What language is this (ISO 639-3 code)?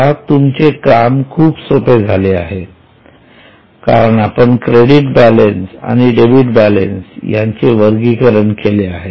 mar